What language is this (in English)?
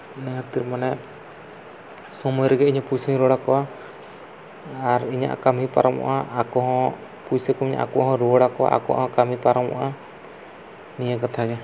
Santali